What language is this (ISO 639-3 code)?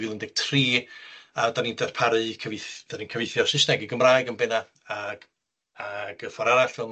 cym